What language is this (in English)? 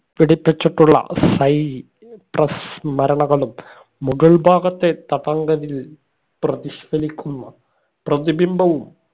Malayalam